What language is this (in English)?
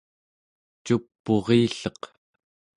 Central Yupik